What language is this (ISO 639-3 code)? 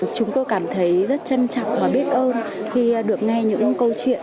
vie